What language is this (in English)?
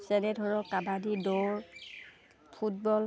Assamese